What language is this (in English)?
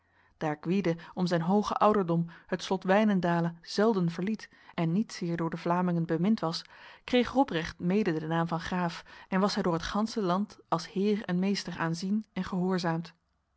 Dutch